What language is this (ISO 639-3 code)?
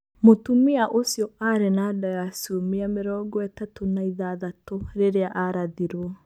kik